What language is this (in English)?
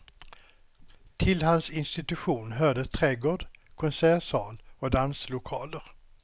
Swedish